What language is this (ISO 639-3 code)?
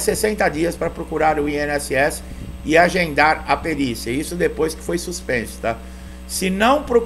por